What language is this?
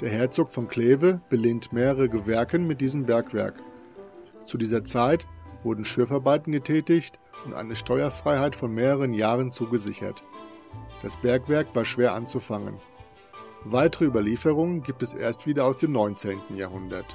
German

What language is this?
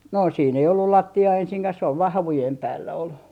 Finnish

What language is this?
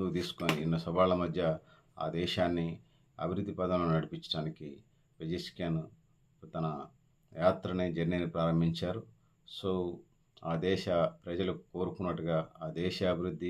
Telugu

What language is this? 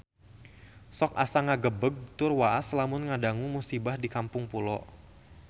Sundanese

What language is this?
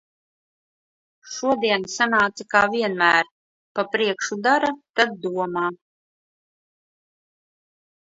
Latvian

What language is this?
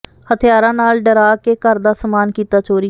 Punjabi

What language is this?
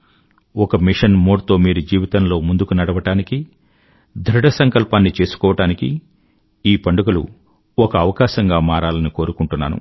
Telugu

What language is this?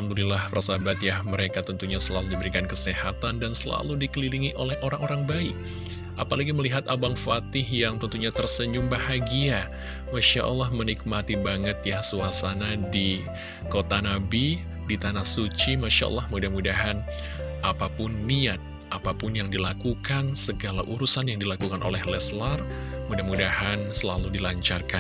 Indonesian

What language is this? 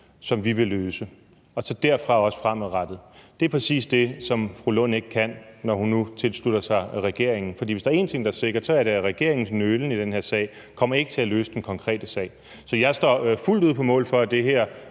Danish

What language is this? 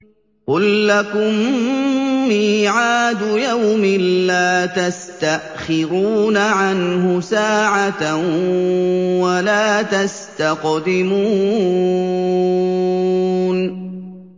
Arabic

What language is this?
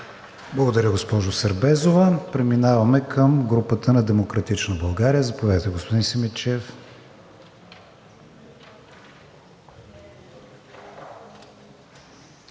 Bulgarian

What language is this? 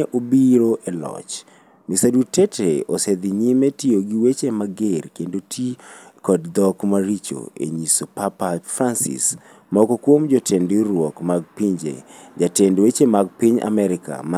Luo (Kenya and Tanzania)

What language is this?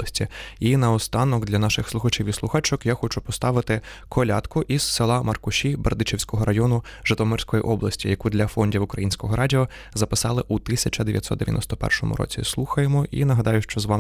Ukrainian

